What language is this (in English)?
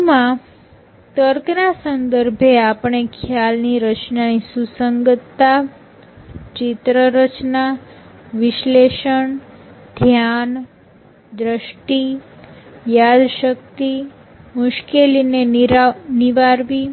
Gujarati